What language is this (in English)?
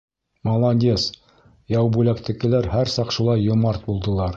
Bashkir